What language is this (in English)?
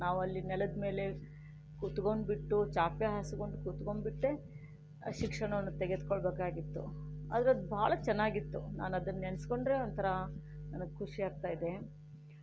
Kannada